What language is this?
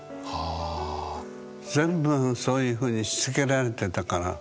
Japanese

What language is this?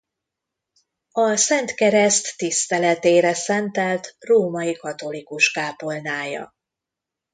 Hungarian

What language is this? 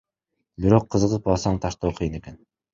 Kyrgyz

